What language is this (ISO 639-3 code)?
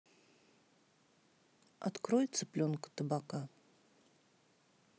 rus